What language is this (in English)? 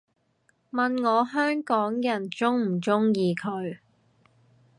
Cantonese